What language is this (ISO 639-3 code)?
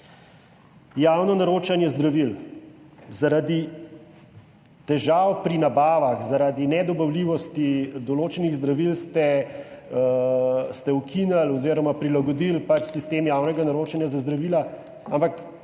slv